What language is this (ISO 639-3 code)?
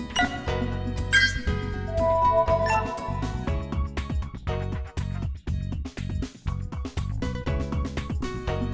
vie